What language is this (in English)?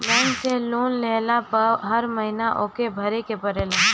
Bhojpuri